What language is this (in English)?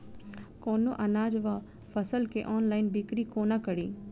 Maithili